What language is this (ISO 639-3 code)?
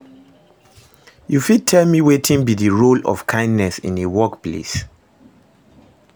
pcm